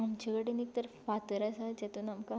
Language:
Konkani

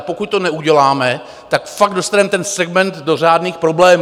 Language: Czech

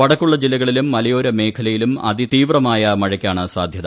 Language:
Malayalam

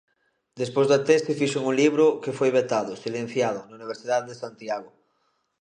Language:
Galician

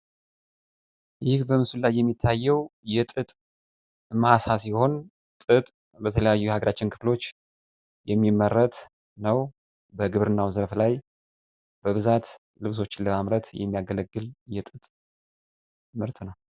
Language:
Amharic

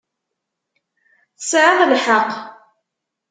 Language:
Kabyle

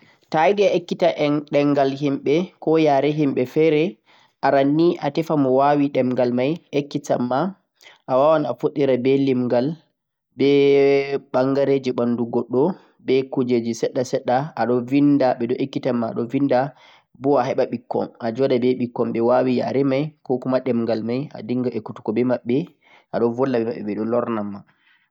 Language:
Central-Eastern Niger Fulfulde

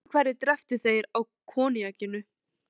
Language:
Icelandic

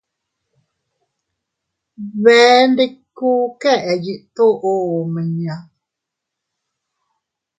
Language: Teutila Cuicatec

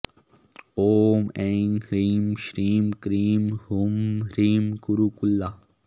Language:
Sanskrit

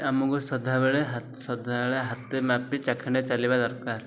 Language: Odia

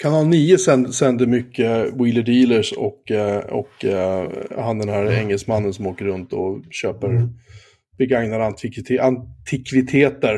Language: Swedish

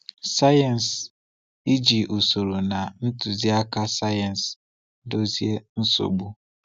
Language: Igbo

